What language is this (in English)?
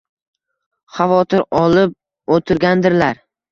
Uzbek